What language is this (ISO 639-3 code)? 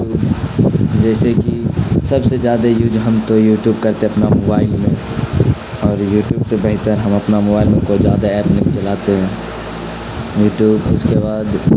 urd